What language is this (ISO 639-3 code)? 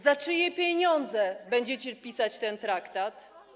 pol